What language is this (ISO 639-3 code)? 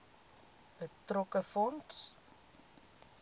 afr